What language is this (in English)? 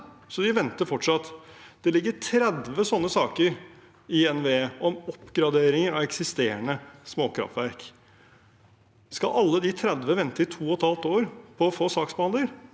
Norwegian